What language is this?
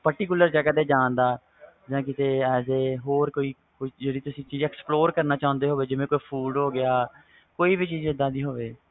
Punjabi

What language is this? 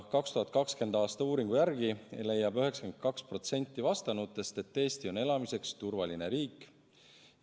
Estonian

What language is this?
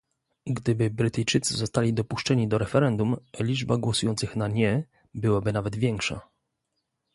Polish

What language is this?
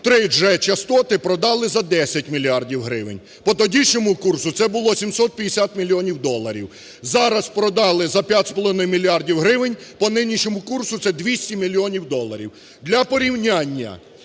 Ukrainian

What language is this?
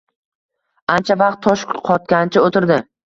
Uzbek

